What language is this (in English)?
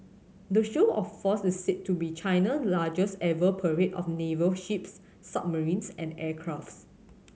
English